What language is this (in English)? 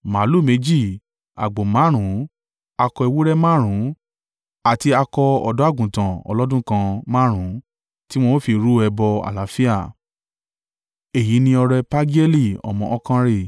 Yoruba